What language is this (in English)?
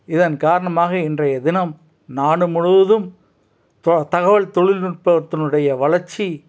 Tamil